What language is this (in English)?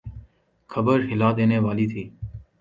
Urdu